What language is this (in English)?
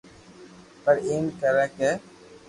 Loarki